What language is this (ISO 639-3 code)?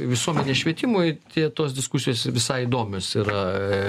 lit